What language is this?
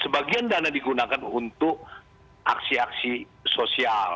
Indonesian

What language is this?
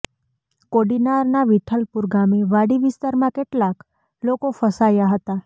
Gujarati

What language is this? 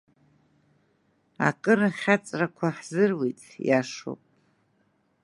Abkhazian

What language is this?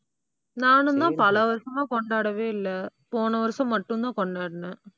Tamil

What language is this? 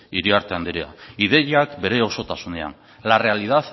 Basque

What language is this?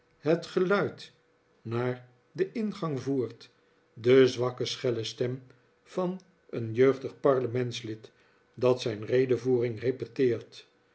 Dutch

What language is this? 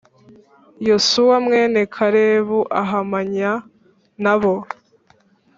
Kinyarwanda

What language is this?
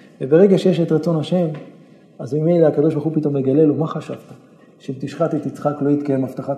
Hebrew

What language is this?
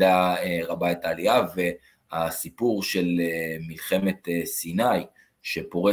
Hebrew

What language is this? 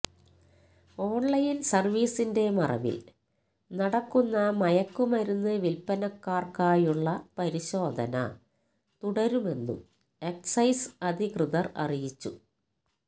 Malayalam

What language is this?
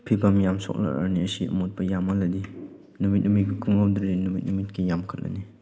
Manipuri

